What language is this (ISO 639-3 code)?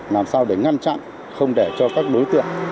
vie